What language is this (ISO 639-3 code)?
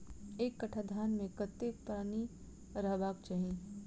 mai